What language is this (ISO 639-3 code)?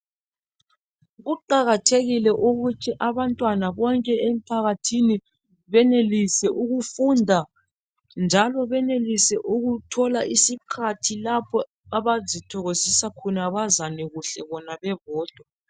nde